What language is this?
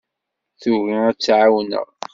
Kabyle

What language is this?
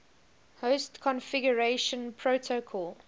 English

